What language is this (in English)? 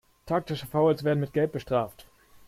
German